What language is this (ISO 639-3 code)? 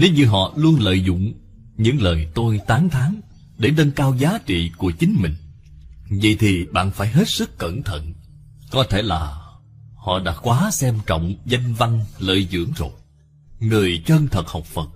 vie